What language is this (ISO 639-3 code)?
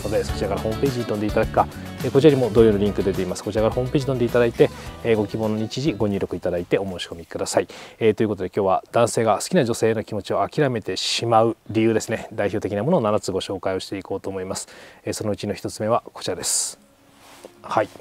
jpn